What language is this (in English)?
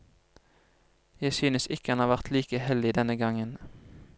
Norwegian